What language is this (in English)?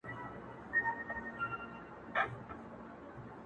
Pashto